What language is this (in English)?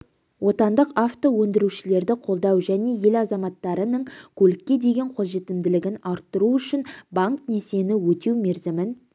Kazakh